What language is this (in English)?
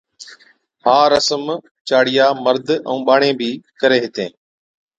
Od